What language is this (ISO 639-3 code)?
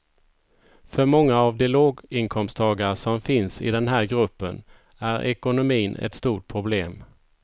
swe